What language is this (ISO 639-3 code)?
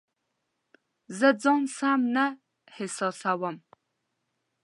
pus